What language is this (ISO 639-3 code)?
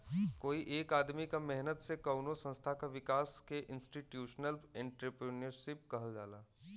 bho